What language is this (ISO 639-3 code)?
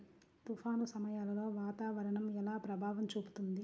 tel